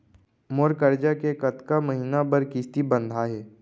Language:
Chhattisgarhi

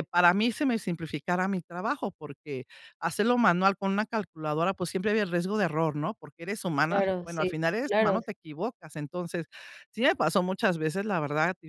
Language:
Spanish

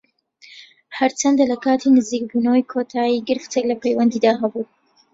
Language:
Central Kurdish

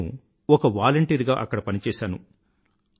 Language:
Telugu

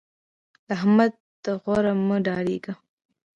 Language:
Pashto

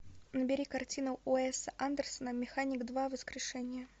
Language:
Russian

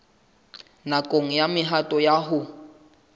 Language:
Southern Sotho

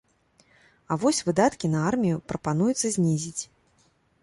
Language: Belarusian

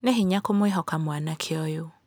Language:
Kikuyu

